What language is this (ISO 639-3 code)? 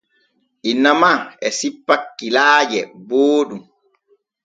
fue